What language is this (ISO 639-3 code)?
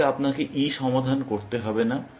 ben